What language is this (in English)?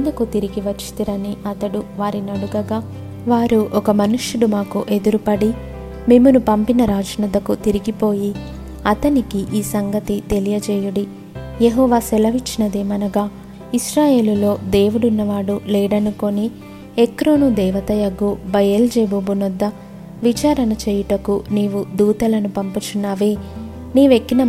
Telugu